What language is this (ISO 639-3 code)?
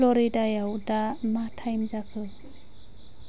brx